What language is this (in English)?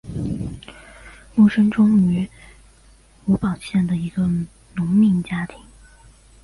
Chinese